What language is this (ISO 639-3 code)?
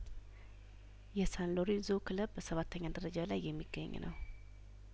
amh